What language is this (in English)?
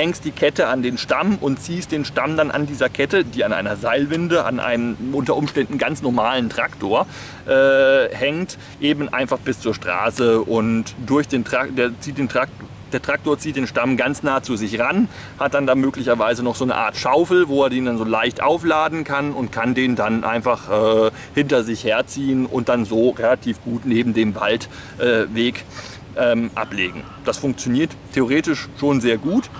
German